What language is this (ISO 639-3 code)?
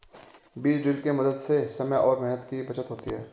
hin